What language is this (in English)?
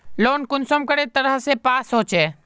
Magahi